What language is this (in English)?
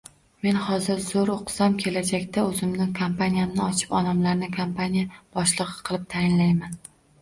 Uzbek